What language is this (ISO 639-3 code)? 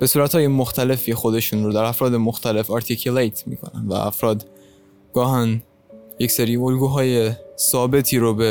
fas